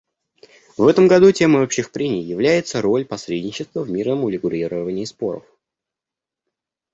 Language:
Russian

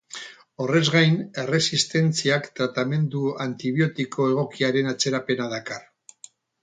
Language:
Basque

